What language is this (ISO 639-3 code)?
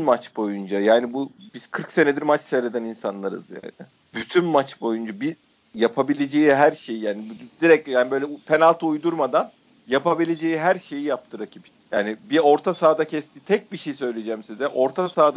tur